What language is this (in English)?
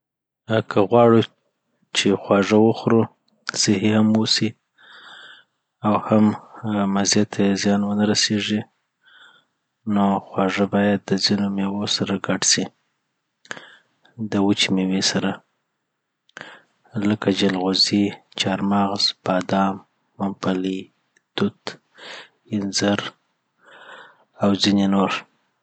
Southern Pashto